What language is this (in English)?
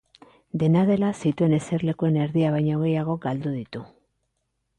Basque